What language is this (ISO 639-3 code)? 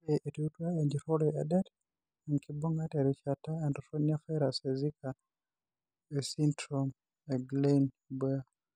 mas